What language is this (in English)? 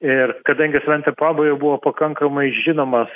Lithuanian